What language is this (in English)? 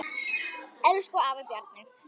Icelandic